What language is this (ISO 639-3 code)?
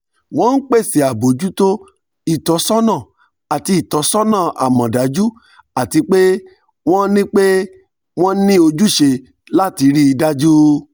yor